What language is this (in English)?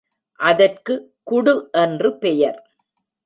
Tamil